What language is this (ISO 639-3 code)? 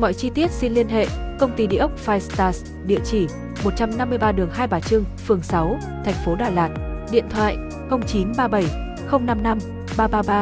vie